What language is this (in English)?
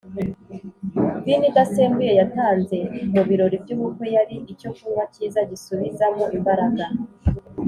Kinyarwanda